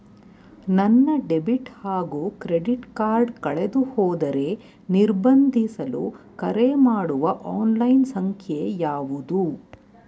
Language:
Kannada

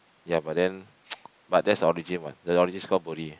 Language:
English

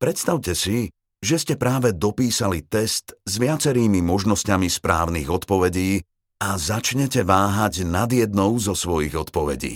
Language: Slovak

